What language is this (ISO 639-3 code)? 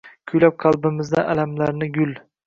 uzb